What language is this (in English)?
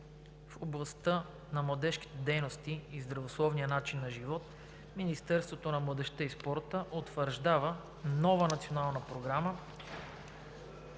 Bulgarian